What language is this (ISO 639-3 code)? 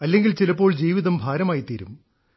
mal